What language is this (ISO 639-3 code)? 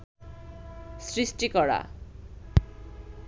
ben